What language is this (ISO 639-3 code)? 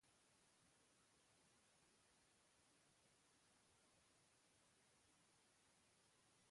eus